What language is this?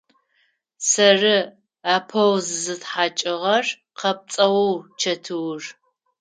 Adyghe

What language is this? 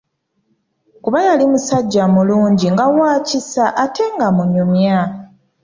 Ganda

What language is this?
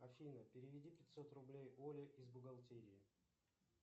Russian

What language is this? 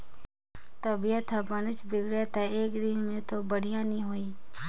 Chhattisgarhi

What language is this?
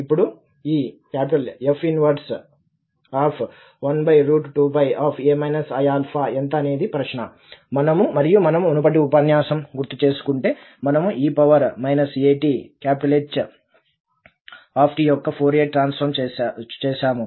Telugu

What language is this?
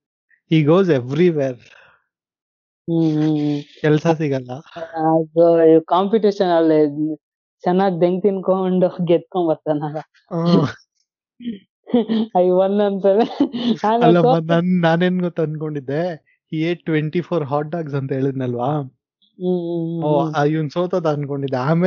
Kannada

